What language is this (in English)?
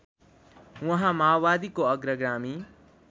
Nepali